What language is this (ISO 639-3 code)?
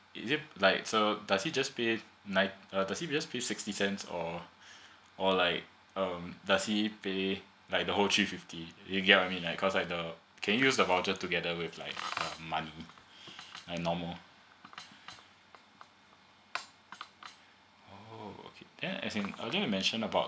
eng